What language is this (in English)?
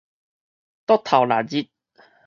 Min Nan Chinese